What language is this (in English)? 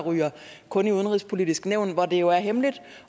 Danish